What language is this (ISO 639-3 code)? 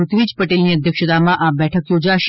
guj